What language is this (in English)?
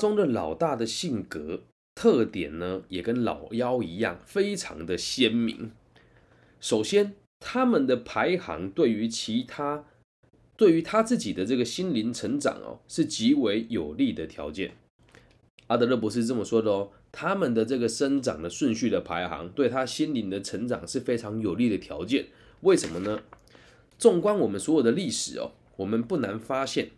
Chinese